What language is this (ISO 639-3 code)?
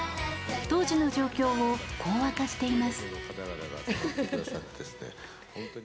jpn